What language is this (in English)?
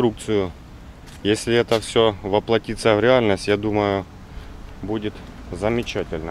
Russian